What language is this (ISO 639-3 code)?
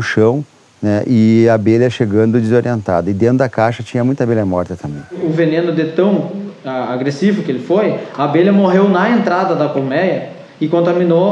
por